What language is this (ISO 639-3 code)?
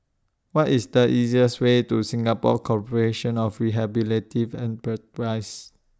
eng